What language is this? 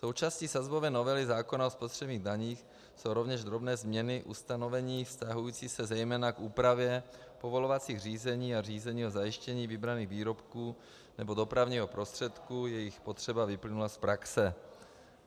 Czech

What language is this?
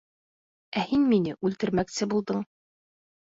Bashkir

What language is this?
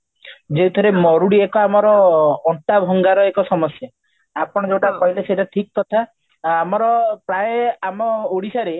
Odia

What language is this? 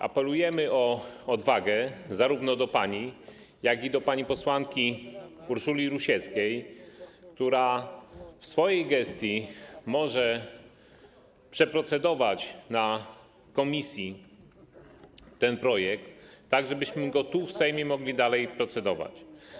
Polish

